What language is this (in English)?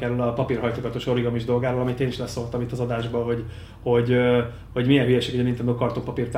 Hungarian